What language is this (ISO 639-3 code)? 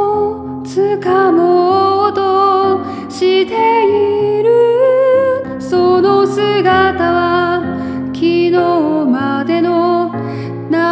jpn